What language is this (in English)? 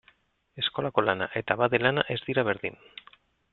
Basque